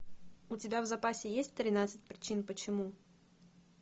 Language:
Russian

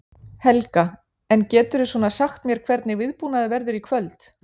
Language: Icelandic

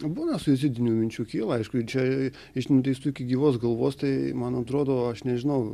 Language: Lithuanian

